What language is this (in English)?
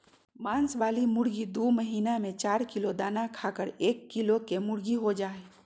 Magahi